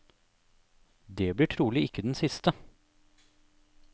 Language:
Norwegian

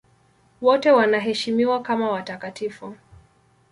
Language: Swahili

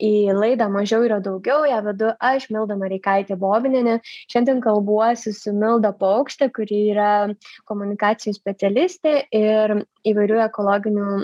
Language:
Lithuanian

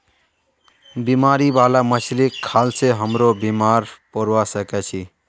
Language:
Magahi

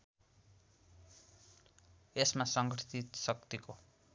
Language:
Nepali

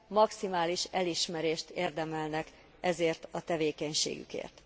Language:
Hungarian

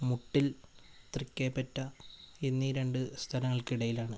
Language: Malayalam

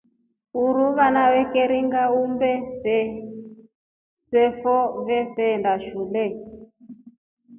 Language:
Rombo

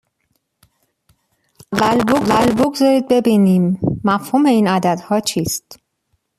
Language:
Persian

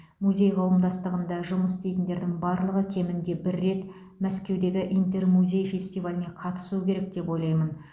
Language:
Kazakh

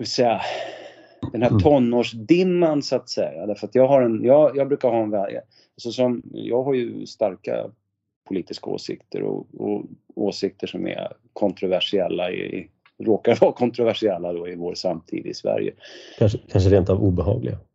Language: Swedish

